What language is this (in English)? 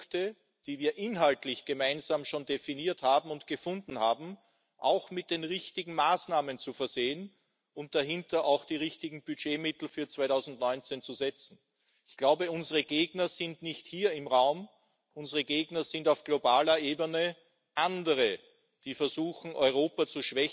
German